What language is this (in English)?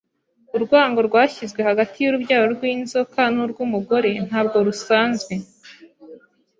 Kinyarwanda